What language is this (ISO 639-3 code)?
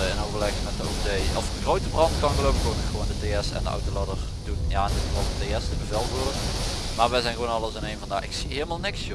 nld